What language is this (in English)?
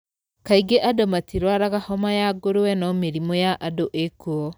Kikuyu